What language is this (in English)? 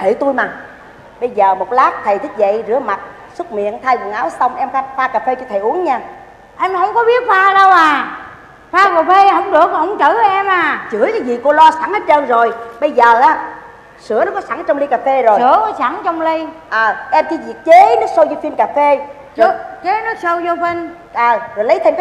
Vietnamese